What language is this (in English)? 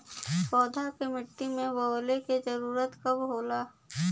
Bhojpuri